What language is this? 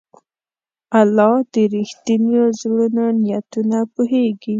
Pashto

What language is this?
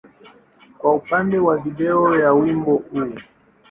Swahili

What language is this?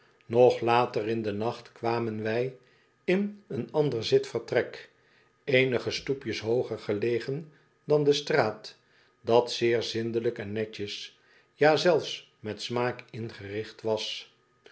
Dutch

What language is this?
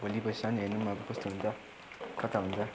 Nepali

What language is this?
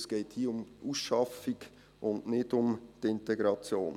Swiss German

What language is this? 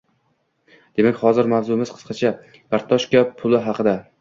Uzbek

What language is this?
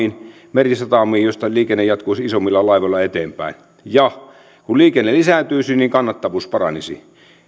Finnish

